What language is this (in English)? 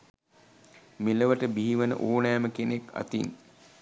Sinhala